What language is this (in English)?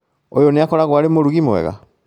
Kikuyu